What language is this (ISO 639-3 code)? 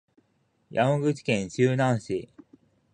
jpn